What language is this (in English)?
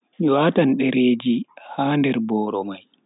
Bagirmi Fulfulde